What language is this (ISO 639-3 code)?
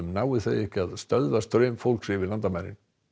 isl